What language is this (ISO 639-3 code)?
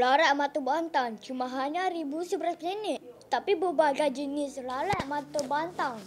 msa